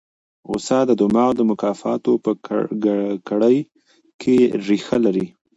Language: Pashto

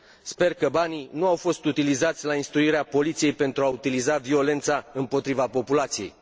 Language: Romanian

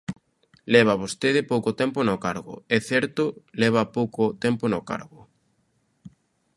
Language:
Galician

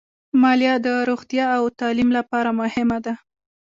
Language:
Pashto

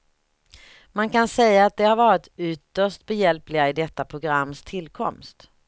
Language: Swedish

